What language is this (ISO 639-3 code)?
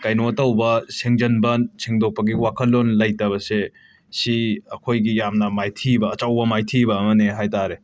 mni